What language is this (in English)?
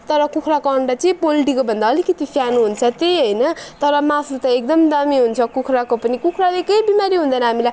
Nepali